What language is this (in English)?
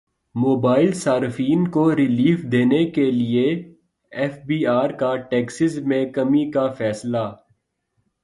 Urdu